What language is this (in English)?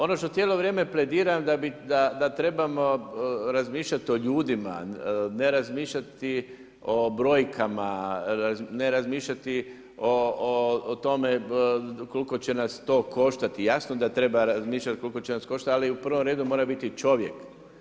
Croatian